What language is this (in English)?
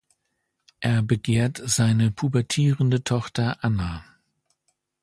German